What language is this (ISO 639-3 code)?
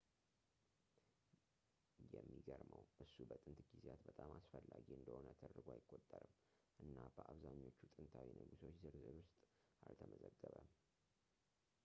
amh